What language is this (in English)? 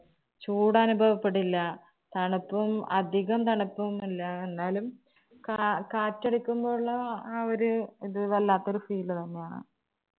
Malayalam